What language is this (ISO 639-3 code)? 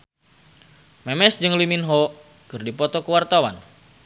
sun